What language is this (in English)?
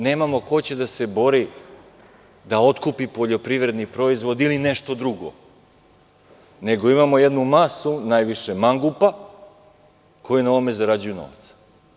Serbian